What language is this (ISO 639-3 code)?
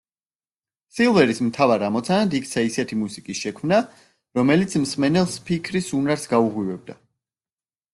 kat